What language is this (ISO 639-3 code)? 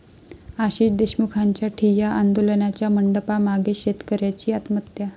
mar